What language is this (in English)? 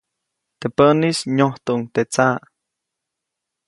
Copainalá Zoque